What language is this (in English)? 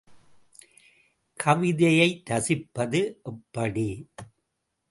Tamil